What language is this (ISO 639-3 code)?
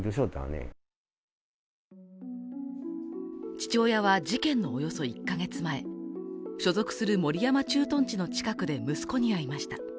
jpn